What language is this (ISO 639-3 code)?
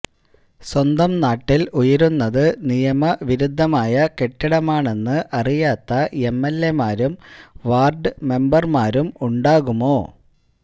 mal